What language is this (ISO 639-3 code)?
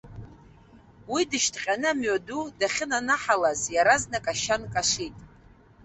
abk